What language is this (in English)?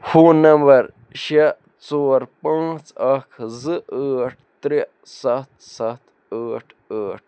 Kashmiri